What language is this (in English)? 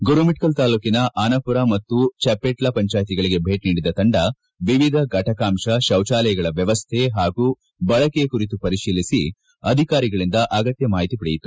Kannada